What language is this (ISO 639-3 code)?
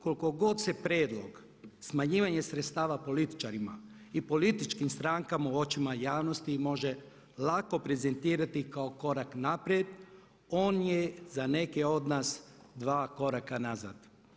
hrv